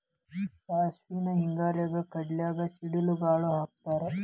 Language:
Kannada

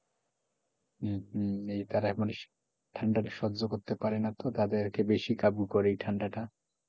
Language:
Bangla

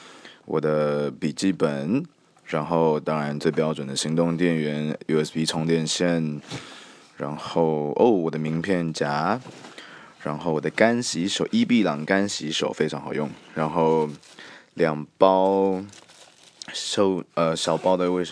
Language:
Chinese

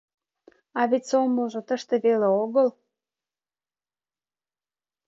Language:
Mari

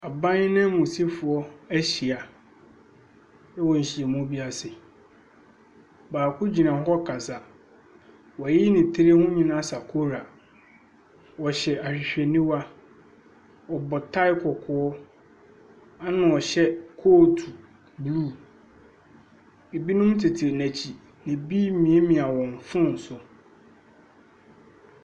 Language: Akan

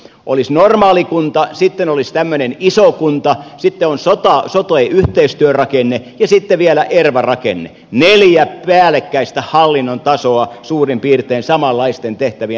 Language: Finnish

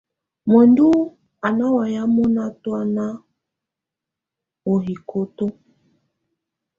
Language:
Tunen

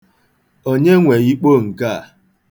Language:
Igbo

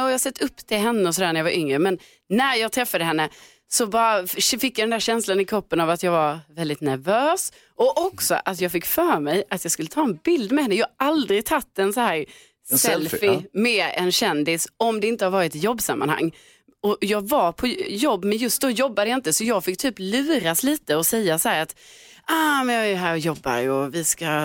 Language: Swedish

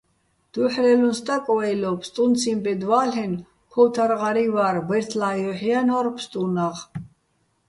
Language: Bats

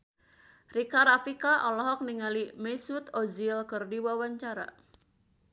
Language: Sundanese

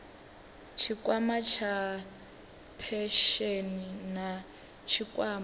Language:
Venda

